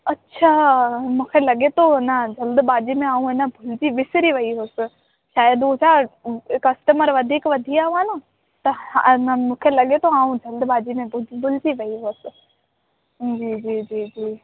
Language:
Sindhi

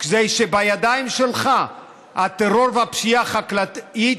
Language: Hebrew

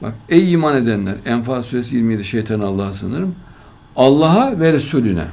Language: Turkish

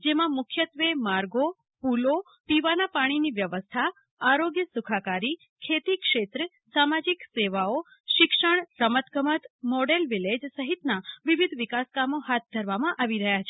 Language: Gujarati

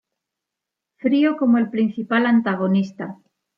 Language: Spanish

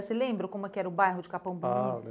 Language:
Portuguese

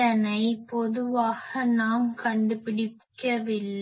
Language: Tamil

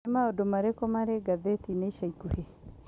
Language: Kikuyu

